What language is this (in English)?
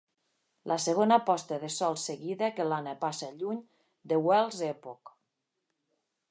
Catalan